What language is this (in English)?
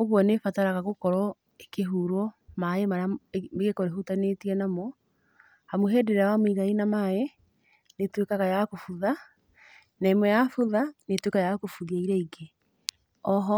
Kikuyu